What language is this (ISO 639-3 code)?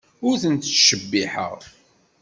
kab